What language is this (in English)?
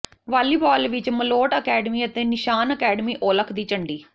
Punjabi